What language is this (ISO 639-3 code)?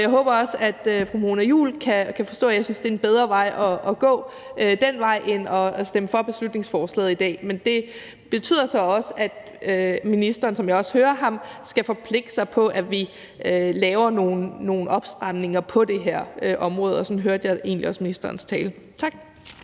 dan